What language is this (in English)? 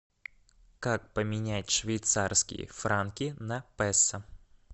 Russian